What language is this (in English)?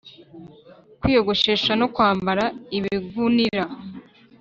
Kinyarwanda